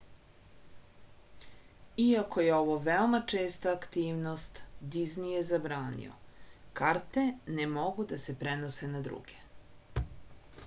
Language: Serbian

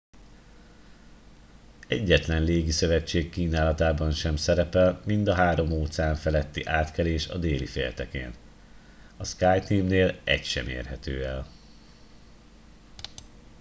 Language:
Hungarian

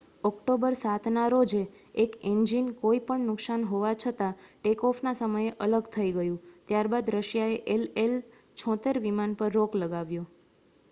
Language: Gujarati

